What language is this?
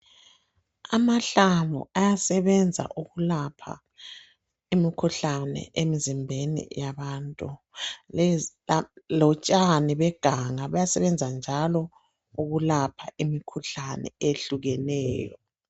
North Ndebele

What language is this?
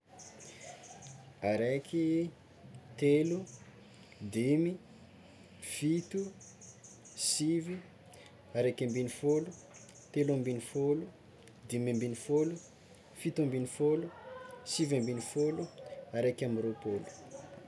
Tsimihety Malagasy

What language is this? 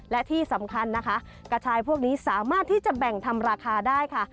Thai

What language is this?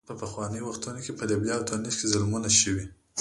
Pashto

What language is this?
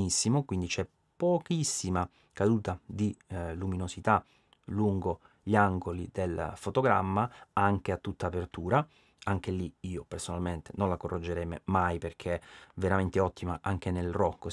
Italian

